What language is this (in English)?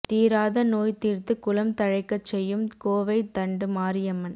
Tamil